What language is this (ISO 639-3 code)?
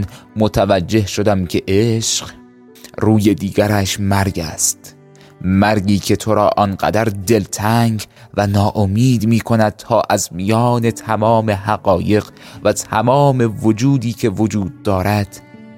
fas